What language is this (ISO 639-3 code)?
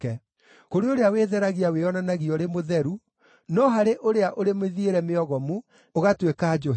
kik